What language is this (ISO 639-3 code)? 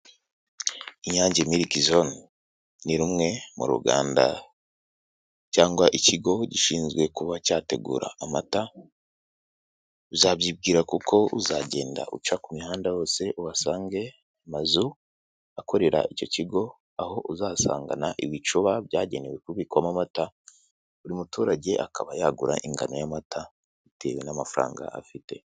kin